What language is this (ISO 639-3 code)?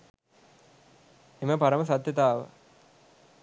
sin